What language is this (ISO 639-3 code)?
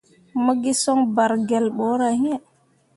mua